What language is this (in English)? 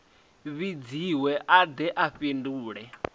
Venda